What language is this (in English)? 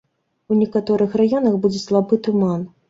Belarusian